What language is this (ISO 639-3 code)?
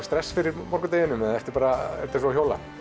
isl